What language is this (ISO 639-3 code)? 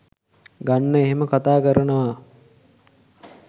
sin